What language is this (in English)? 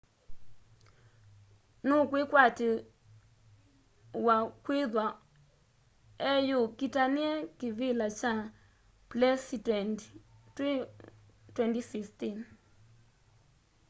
Kamba